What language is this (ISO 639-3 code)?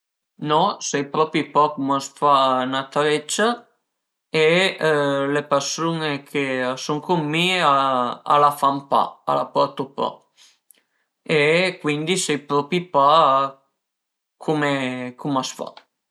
pms